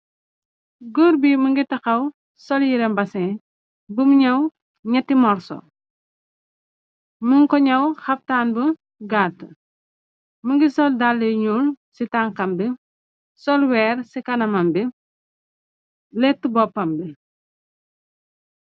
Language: Wolof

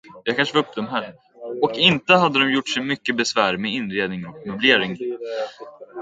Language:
Swedish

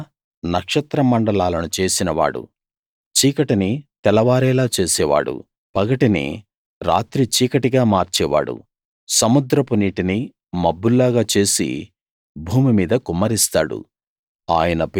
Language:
Telugu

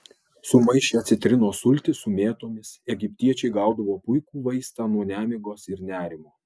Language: Lithuanian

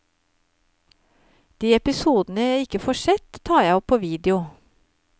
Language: Norwegian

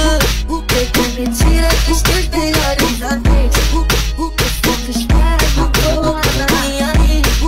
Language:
Romanian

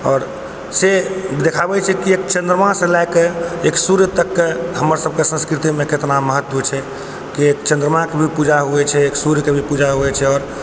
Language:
Maithili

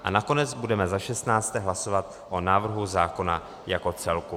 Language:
Czech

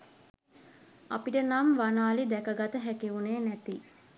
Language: Sinhala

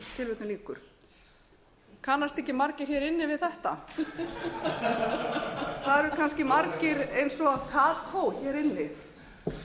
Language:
Icelandic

